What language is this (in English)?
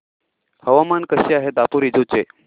Marathi